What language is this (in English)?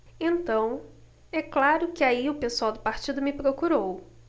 Portuguese